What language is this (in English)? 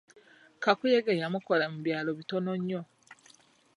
Ganda